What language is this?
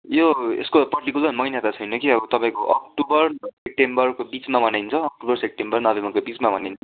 Nepali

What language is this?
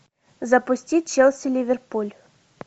Russian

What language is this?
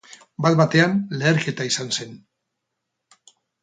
Basque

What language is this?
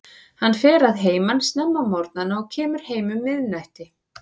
Icelandic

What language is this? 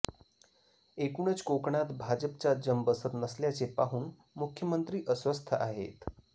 Marathi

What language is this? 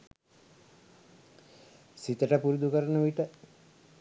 Sinhala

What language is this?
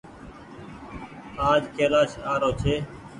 Goaria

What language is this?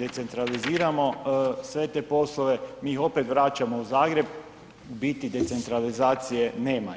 Croatian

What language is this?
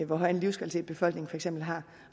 Danish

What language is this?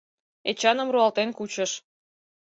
Mari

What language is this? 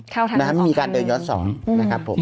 Thai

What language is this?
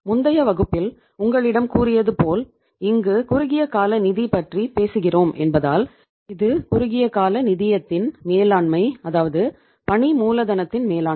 Tamil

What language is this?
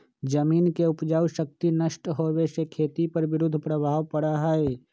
Magahi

